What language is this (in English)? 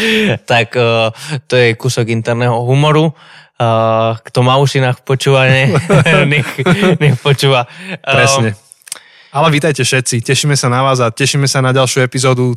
Slovak